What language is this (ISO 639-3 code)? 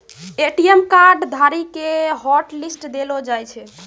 mai